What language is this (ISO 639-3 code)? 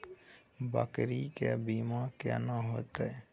mai